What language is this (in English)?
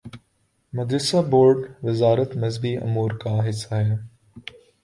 Urdu